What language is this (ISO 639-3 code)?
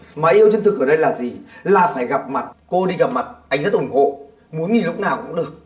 vie